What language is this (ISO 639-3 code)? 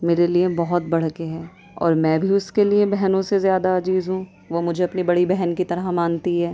urd